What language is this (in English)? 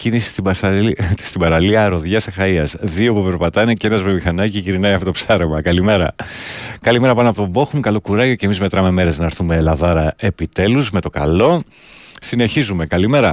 Greek